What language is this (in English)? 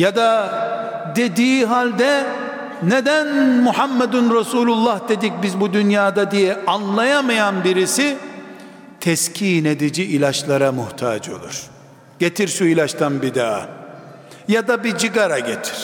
Turkish